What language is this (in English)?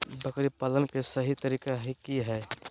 Magahi